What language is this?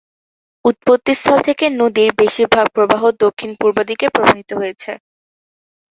Bangla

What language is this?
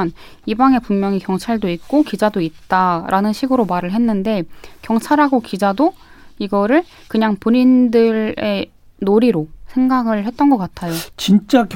Korean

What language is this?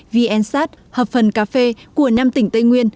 Vietnamese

